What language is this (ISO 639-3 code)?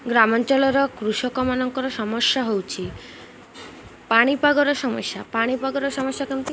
ori